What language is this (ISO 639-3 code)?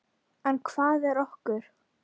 isl